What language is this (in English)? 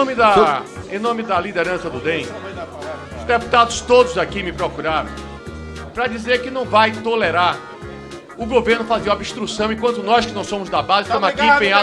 Portuguese